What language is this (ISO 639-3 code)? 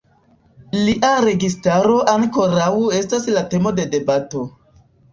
epo